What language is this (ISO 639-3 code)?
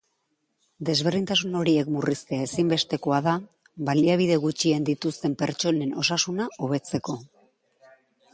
eus